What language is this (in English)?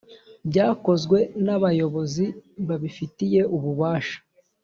Kinyarwanda